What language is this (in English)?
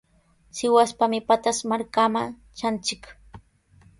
Sihuas Ancash Quechua